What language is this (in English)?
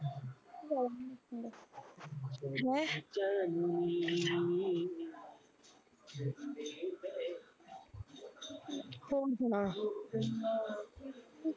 Punjabi